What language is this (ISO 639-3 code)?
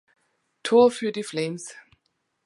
deu